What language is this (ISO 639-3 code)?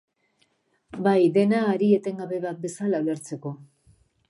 eus